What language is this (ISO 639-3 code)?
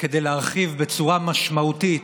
heb